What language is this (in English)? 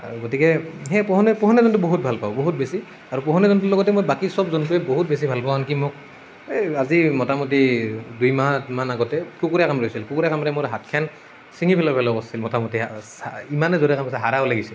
Assamese